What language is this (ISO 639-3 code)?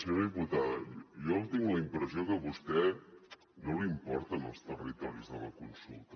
cat